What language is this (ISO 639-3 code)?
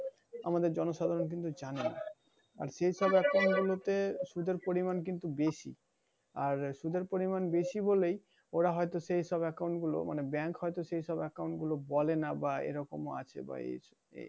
ben